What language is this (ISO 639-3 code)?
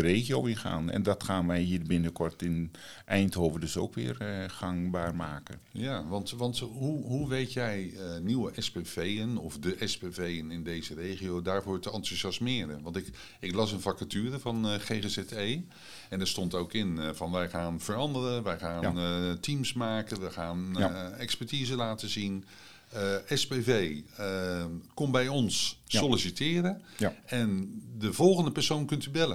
nld